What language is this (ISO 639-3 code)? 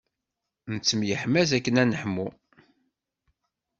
kab